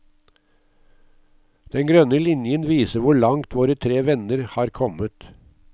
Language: Norwegian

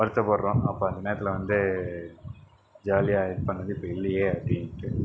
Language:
Tamil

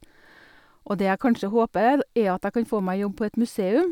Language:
Norwegian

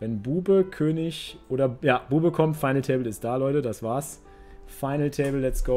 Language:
German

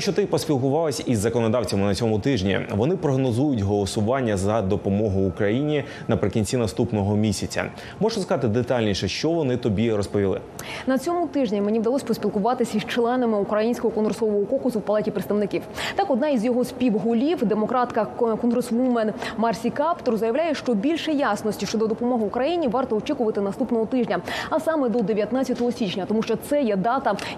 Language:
Ukrainian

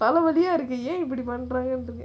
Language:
English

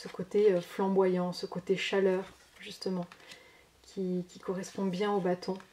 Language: French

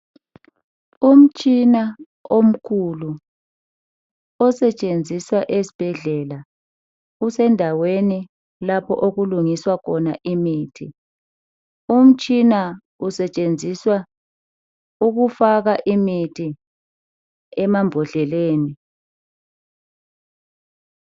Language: North Ndebele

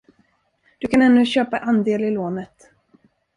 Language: Swedish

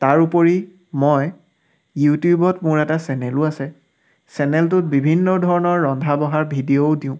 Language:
Assamese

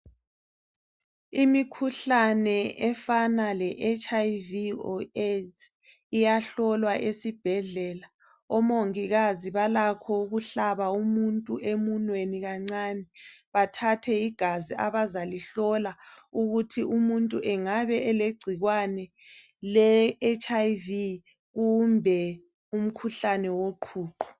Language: North Ndebele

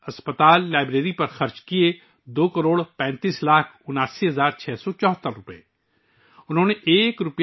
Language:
Urdu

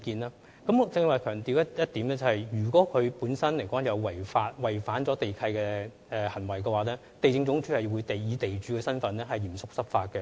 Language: Cantonese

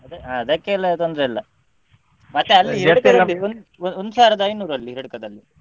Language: Kannada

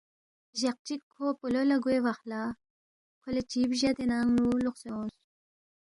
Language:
Balti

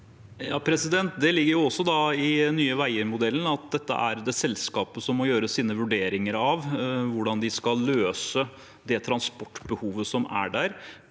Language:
Norwegian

